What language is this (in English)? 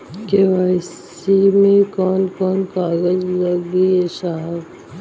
Bhojpuri